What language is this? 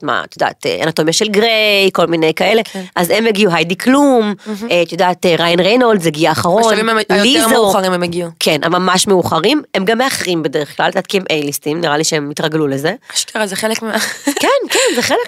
Hebrew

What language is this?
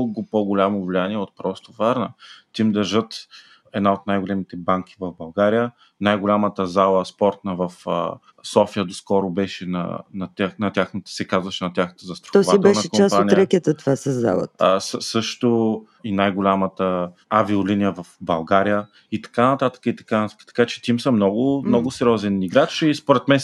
Bulgarian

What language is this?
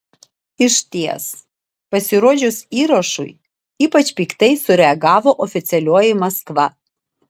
Lithuanian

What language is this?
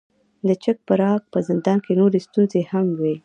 Pashto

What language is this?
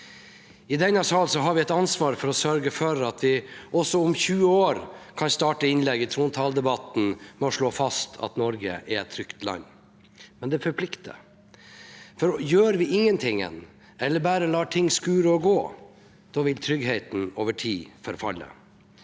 Norwegian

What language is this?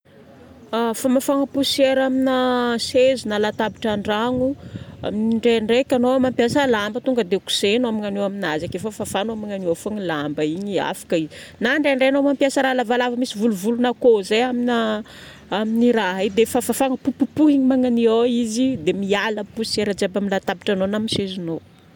Northern Betsimisaraka Malagasy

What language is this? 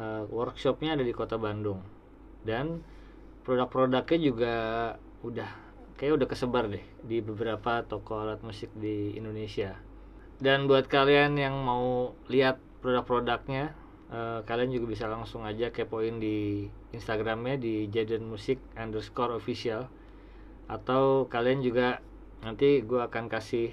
Indonesian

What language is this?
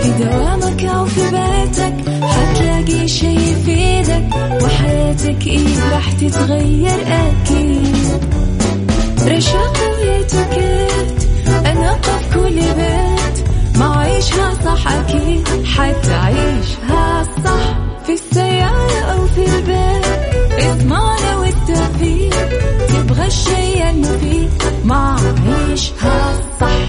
Arabic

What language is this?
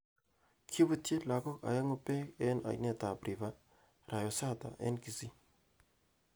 Kalenjin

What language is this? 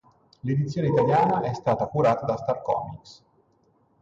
Italian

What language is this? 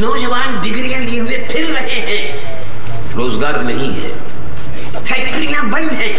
Hindi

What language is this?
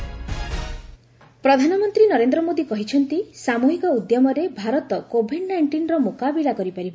Odia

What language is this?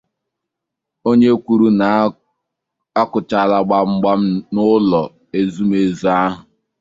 Igbo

